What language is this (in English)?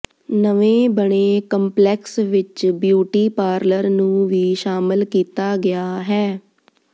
Punjabi